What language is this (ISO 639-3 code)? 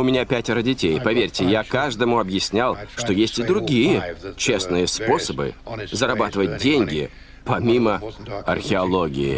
rus